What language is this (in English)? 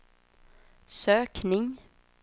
Swedish